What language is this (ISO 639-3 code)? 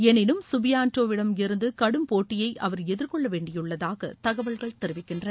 tam